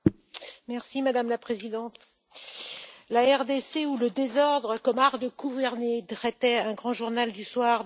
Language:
French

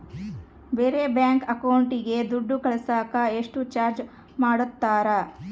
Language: Kannada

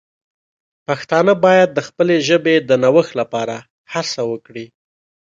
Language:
Pashto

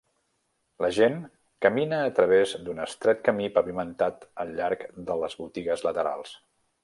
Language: Catalan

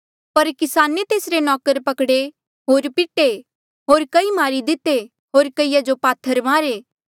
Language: Mandeali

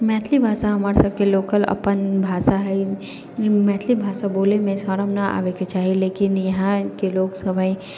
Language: Maithili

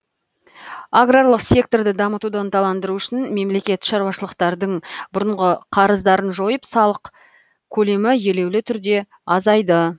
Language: Kazakh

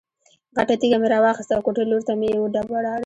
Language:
Pashto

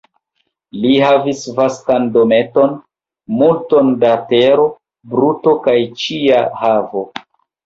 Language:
Esperanto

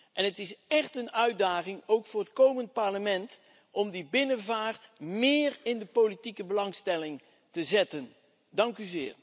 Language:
Dutch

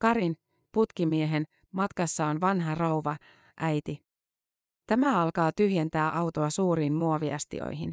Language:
Finnish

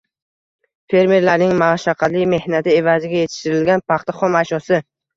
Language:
Uzbek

